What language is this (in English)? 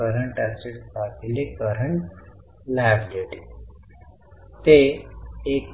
Marathi